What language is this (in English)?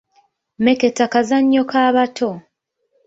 Ganda